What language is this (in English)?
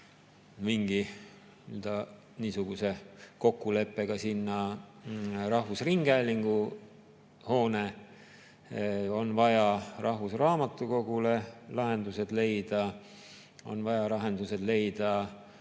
Estonian